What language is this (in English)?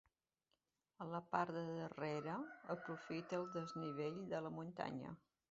Catalan